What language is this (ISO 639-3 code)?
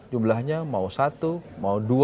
ind